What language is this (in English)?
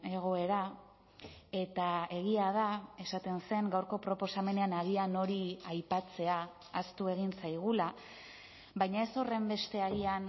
Basque